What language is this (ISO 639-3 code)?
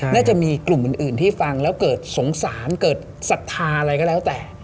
tha